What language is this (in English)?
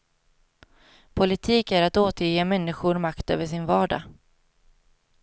Swedish